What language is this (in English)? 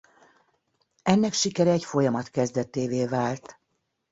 Hungarian